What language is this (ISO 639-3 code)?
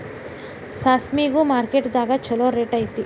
kan